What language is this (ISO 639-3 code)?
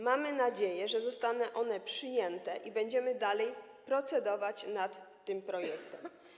pol